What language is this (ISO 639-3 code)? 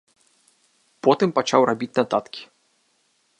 bel